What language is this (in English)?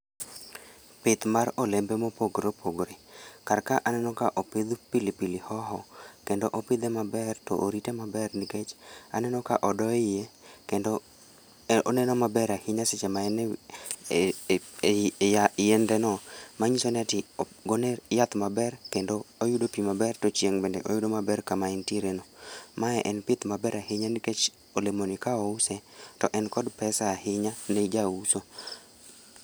Luo (Kenya and Tanzania)